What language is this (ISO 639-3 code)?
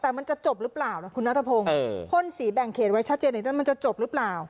tha